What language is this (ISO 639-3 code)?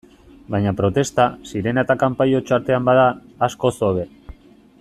eus